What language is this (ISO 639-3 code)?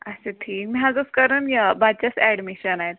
kas